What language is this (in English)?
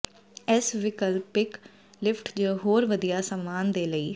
Punjabi